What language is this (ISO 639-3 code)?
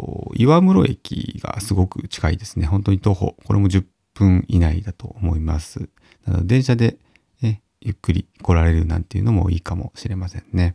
jpn